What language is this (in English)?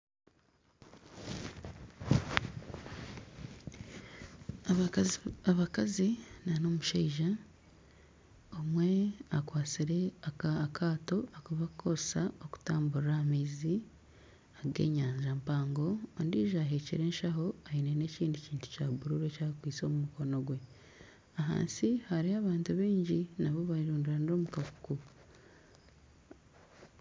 Nyankole